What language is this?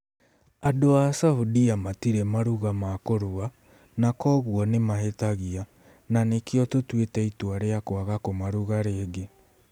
Kikuyu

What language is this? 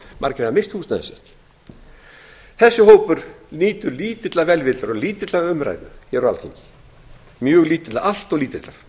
Icelandic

